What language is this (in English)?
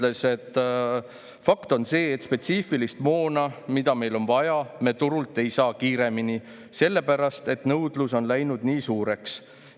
Estonian